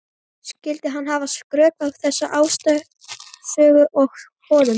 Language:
Icelandic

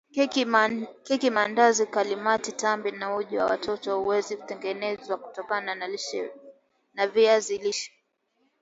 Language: Swahili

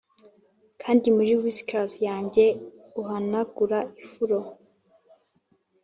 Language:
Kinyarwanda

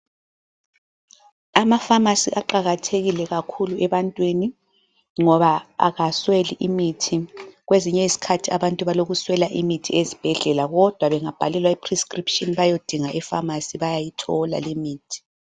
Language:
North Ndebele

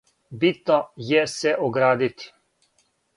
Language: Serbian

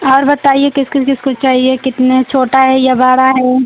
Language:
Hindi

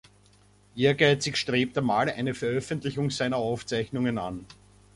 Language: German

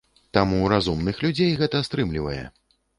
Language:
Belarusian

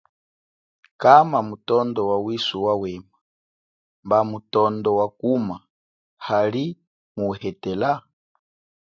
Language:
Chokwe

